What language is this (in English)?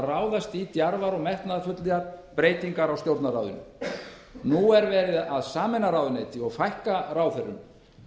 Icelandic